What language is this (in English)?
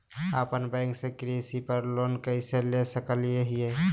Magahi